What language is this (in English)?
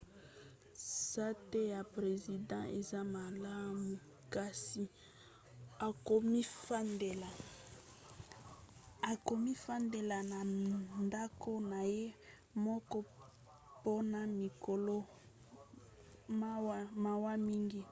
Lingala